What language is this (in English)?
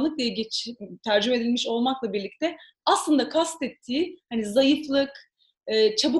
Turkish